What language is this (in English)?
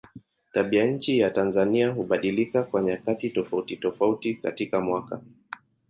Swahili